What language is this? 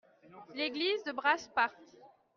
French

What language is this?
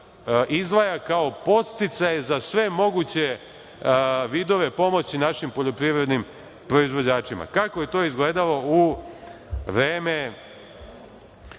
Serbian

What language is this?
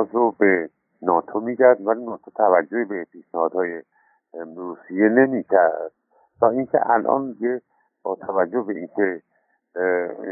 Persian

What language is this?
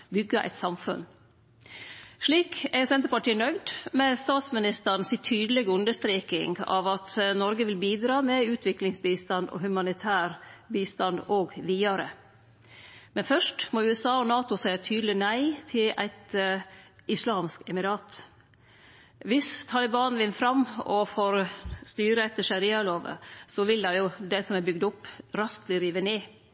Norwegian Nynorsk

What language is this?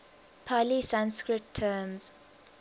English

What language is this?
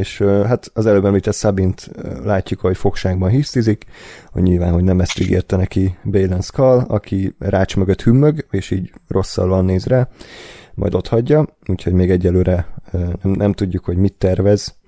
Hungarian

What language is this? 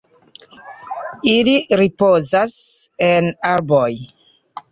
Esperanto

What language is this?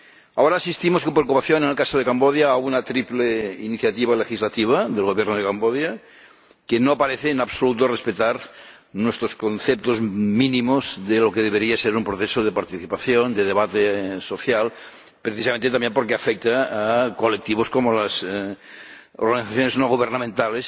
Spanish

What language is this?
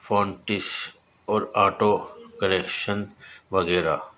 Urdu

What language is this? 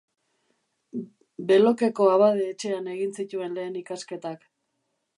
Basque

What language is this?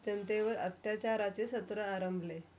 Marathi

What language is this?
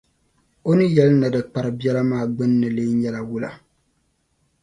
Dagbani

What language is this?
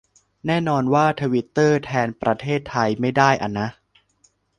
Thai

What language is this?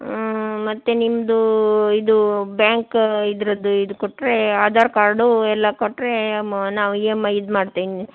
Kannada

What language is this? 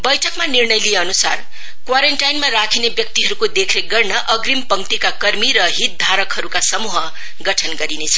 Nepali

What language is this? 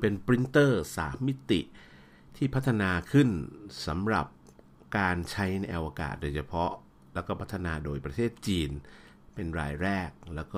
Thai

